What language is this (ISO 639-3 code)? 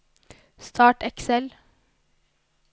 nor